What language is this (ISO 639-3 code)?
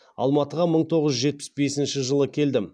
kaz